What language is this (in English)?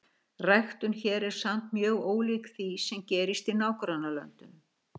Icelandic